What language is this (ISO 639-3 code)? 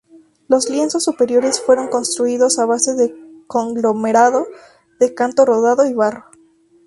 spa